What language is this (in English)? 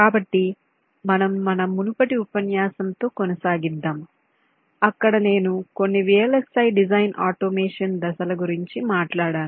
Telugu